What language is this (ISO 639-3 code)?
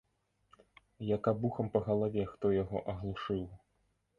bel